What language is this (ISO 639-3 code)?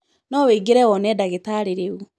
kik